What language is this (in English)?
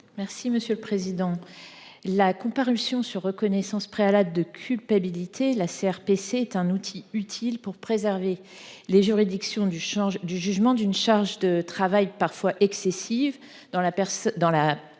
French